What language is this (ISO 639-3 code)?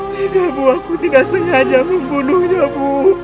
ind